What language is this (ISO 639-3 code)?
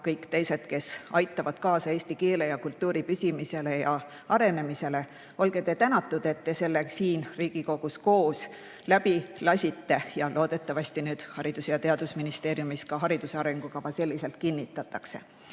est